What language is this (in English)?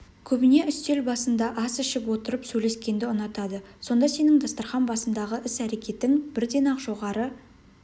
Kazakh